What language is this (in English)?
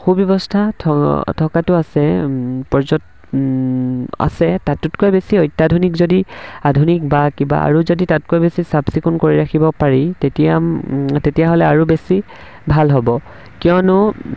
Assamese